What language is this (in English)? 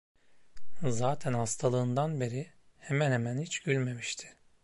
Turkish